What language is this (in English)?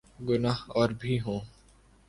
Urdu